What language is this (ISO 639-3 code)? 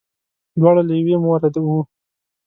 pus